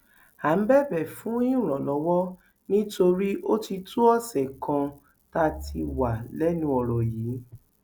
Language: Yoruba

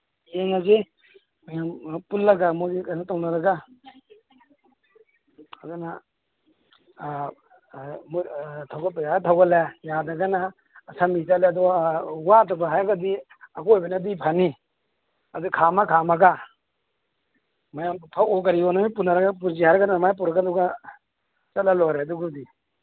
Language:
Manipuri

